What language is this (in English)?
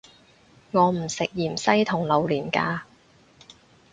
Cantonese